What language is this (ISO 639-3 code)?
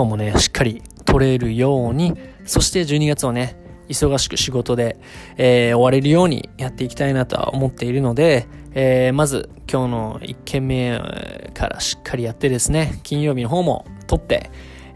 jpn